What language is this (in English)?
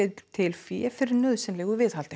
Icelandic